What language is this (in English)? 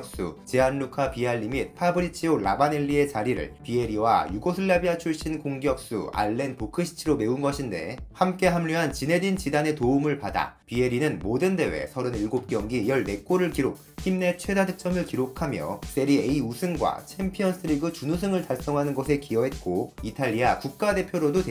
Korean